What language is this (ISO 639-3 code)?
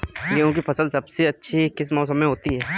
hin